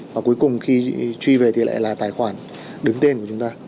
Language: Vietnamese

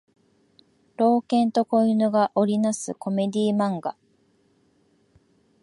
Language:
Japanese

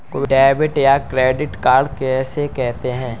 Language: Hindi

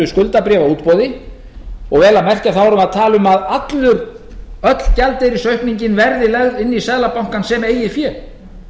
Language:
Icelandic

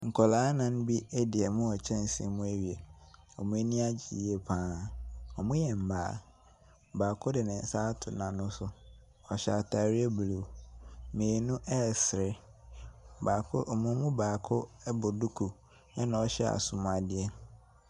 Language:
Akan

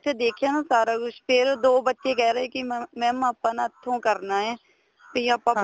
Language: Punjabi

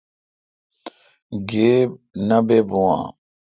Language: Kalkoti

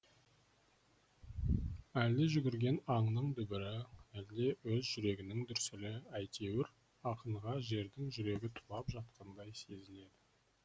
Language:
Kazakh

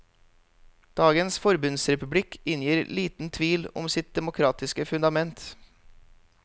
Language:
Norwegian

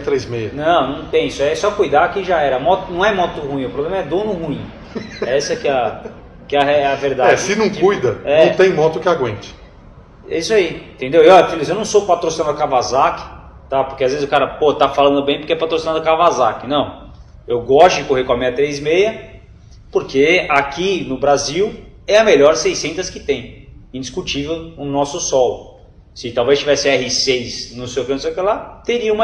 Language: Portuguese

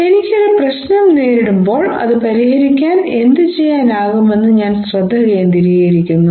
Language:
Malayalam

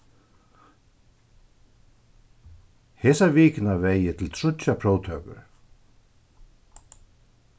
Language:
Faroese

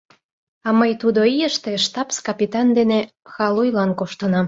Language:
Mari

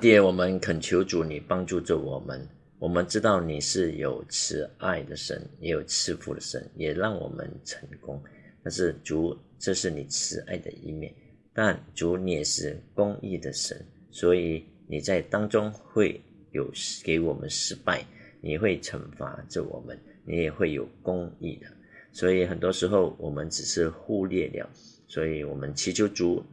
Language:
Chinese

